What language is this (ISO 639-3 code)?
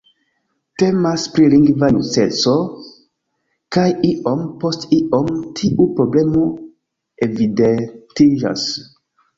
epo